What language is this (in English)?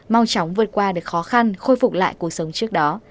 Vietnamese